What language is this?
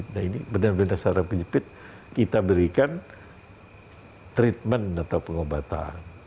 Indonesian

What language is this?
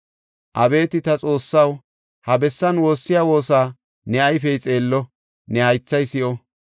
Gofa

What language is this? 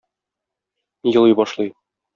Tatar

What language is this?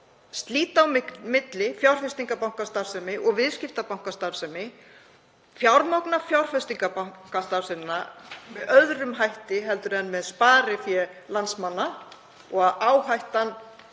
Icelandic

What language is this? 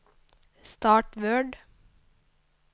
Norwegian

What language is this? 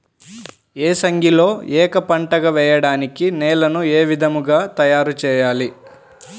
Telugu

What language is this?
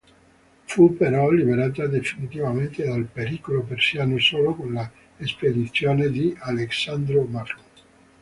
Italian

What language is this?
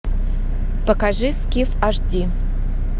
Russian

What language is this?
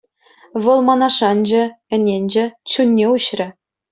Chuvash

